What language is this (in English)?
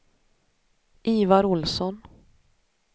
Swedish